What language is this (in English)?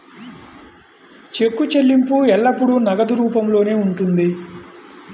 Telugu